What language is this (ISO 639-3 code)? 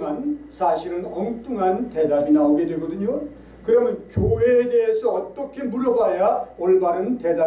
kor